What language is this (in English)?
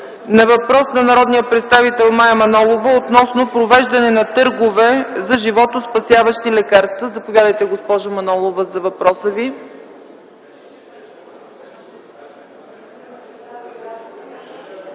Bulgarian